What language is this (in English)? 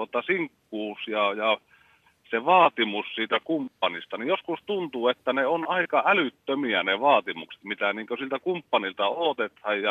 Finnish